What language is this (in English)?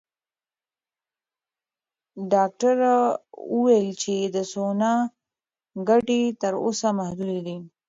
Pashto